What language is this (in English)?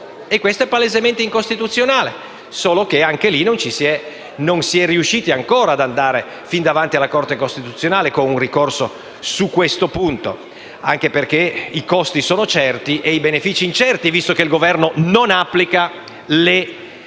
Italian